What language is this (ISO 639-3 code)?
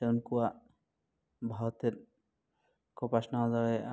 sat